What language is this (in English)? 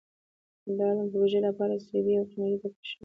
Pashto